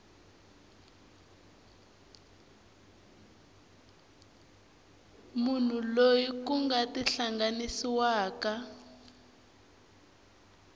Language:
Tsonga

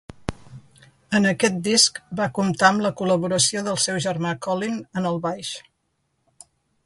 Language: Catalan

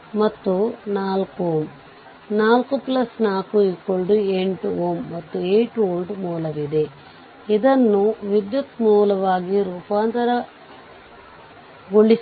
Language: Kannada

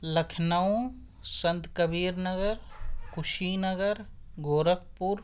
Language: Urdu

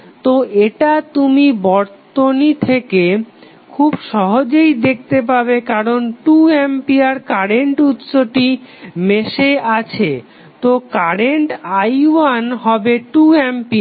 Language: Bangla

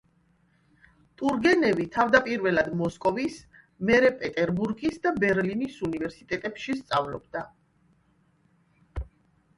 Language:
Georgian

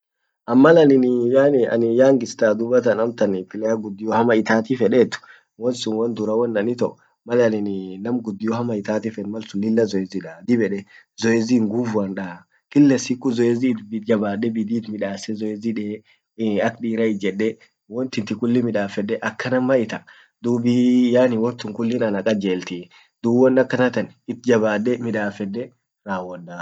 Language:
Orma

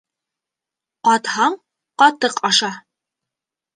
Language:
Bashkir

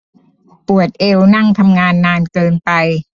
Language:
Thai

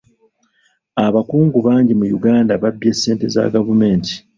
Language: Ganda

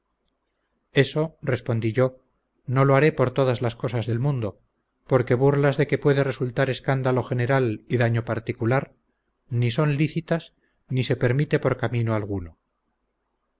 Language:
Spanish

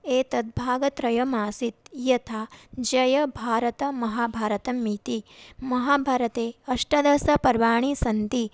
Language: Sanskrit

